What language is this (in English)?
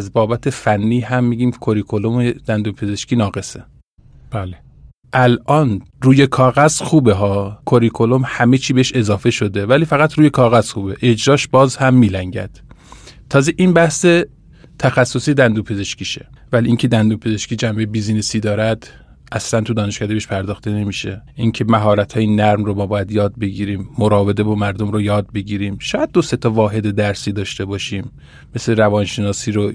Persian